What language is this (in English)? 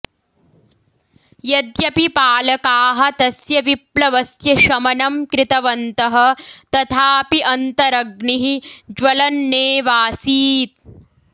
Sanskrit